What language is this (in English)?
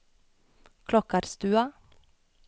Norwegian